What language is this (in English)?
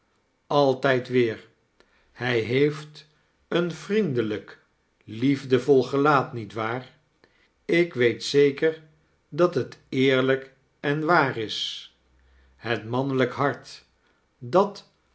Dutch